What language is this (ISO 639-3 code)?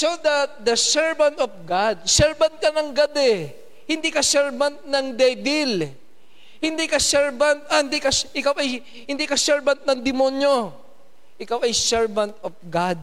fil